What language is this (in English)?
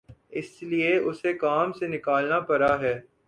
Urdu